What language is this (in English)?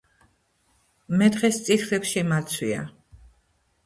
Georgian